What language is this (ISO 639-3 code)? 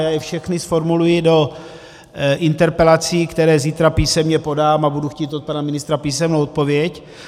ces